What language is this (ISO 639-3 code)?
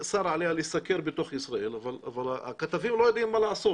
heb